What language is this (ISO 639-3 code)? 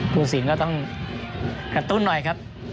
tha